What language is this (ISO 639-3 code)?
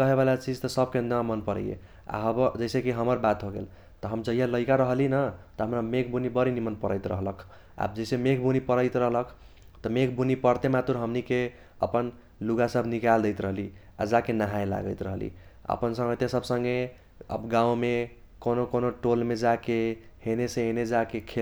thq